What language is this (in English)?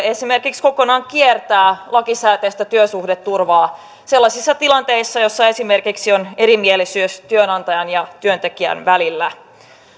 Finnish